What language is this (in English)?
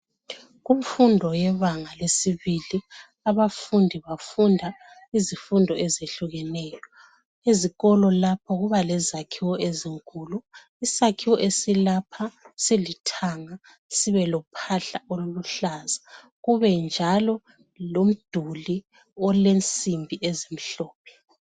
North Ndebele